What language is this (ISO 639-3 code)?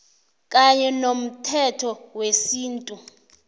nbl